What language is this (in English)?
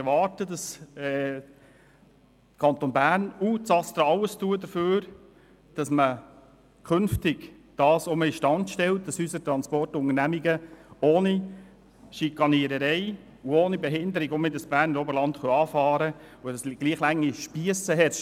Swiss German